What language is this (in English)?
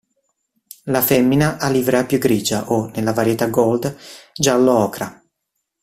Italian